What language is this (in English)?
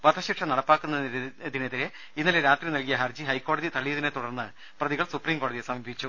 Malayalam